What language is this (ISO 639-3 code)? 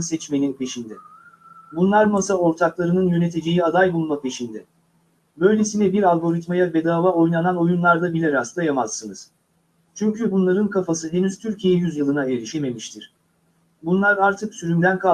tur